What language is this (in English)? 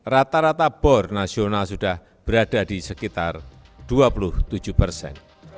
Indonesian